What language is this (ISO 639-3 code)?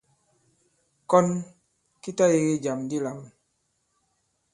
abb